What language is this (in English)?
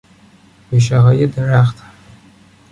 Persian